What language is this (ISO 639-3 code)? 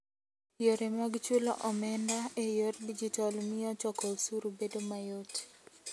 luo